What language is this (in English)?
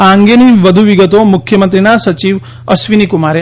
Gujarati